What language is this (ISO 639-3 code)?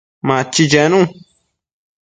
mcf